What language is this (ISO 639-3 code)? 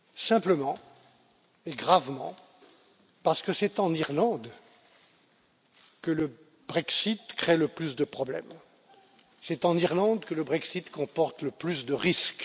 fra